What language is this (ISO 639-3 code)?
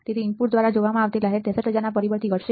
guj